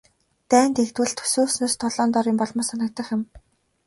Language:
Mongolian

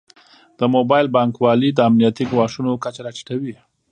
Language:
Pashto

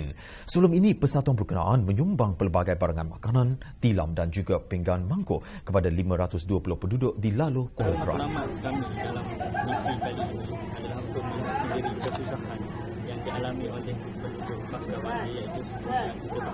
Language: Malay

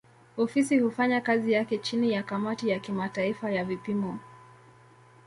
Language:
Swahili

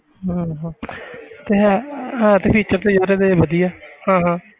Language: Punjabi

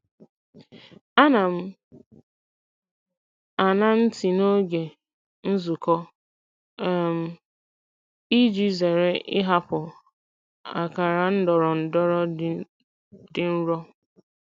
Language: Igbo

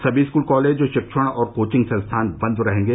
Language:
Hindi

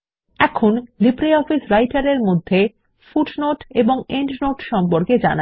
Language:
Bangla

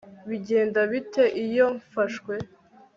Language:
Kinyarwanda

